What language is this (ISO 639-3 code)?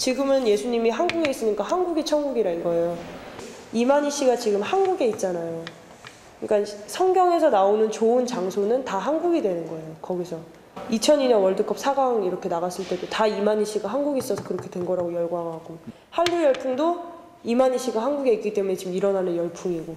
kor